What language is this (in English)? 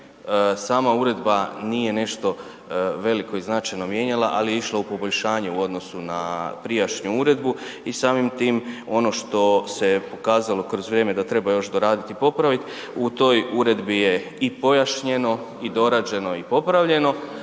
Croatian